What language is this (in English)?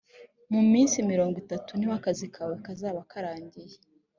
Kinyarwanda